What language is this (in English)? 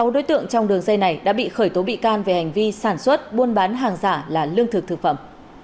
Vietnamese